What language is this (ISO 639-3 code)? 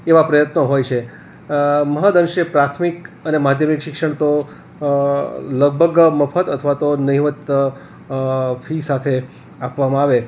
guj